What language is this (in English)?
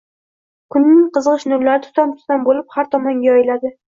Uzbek